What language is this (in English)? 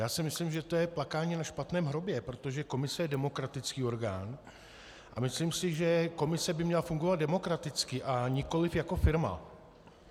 Czech